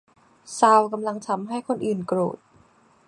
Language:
Thai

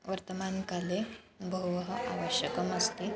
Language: Sanskrit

